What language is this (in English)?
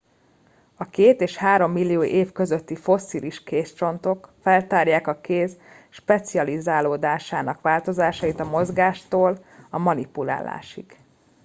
Hungarian